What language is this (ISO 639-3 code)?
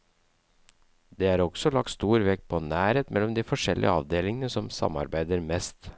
nor